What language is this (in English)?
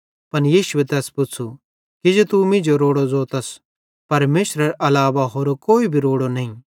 Bhadrawahi